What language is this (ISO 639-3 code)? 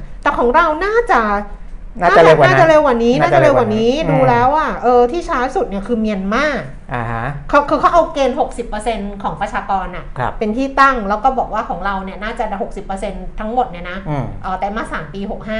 tha